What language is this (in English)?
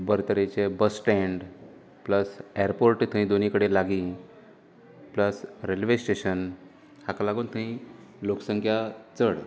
Konkani